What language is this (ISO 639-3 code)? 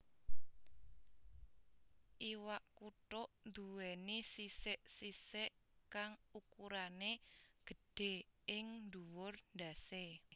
jav